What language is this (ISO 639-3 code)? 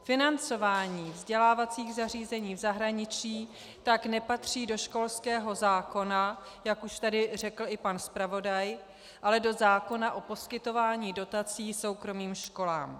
ces